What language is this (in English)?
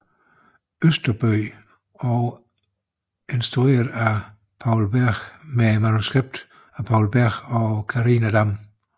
Danish